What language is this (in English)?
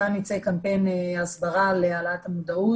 Hebrew